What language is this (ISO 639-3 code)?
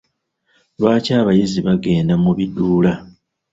lug